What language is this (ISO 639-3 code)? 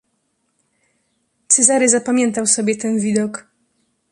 pol